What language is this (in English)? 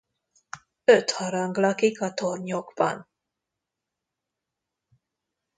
Hungarian